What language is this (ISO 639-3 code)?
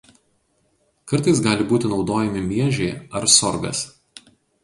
lit